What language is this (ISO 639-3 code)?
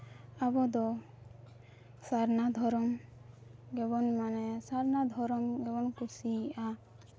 sat